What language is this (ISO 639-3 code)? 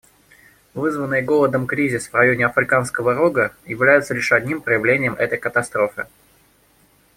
rus